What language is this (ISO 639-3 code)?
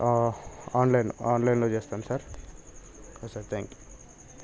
tel